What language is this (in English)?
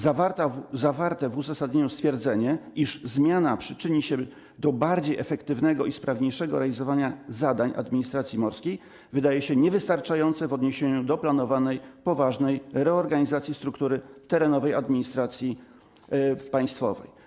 Polish